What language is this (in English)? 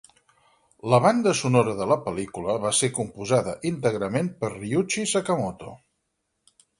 Catalan